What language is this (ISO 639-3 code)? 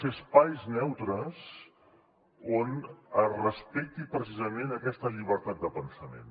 cat